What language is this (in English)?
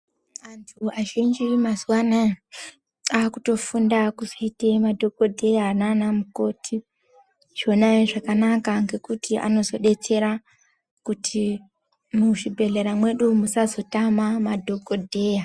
Ndau